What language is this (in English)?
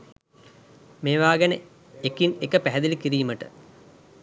Sinhala